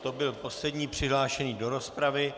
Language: Czech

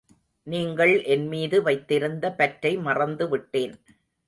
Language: Tamil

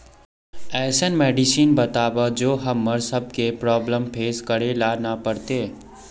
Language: Magahi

